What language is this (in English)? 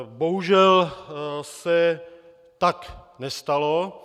Czech